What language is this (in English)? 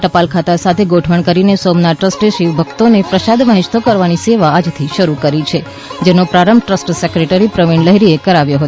Gujarati